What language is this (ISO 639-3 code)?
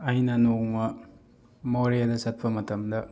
mni